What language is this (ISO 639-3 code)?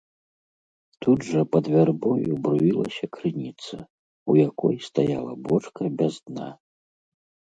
bel